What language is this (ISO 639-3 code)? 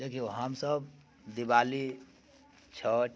mai